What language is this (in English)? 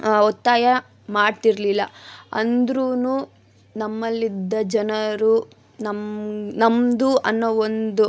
Kannada